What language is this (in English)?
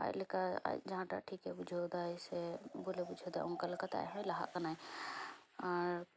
Santali